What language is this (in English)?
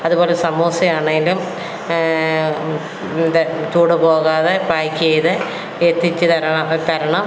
Malayalam